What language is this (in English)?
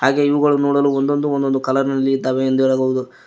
Kannada